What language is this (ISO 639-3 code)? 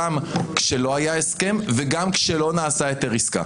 heb